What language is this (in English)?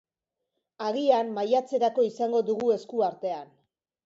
Basque